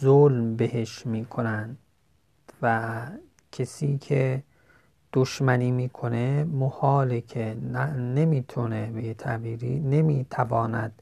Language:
Persian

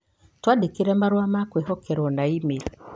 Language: Kikuyu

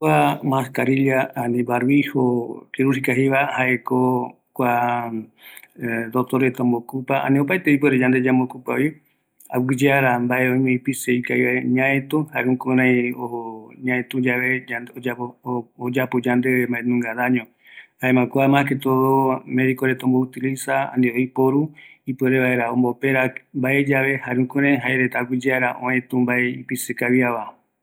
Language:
Eastern Bolivian Guaraní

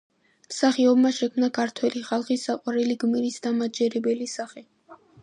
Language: Georgian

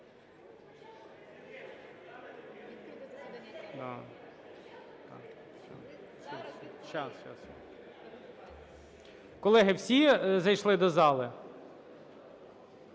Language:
Ukrainian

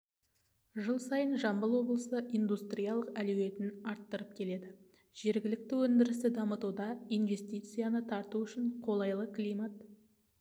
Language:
Kazakh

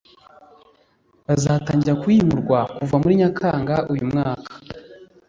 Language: Kinyarwanda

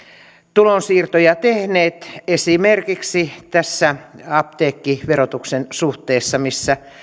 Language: Finnish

